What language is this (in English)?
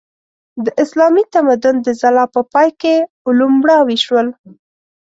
Pashto